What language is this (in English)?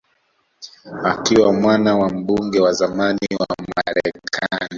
Swahili